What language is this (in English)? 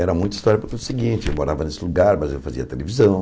Portuguese